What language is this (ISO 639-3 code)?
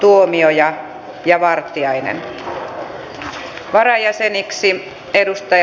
fin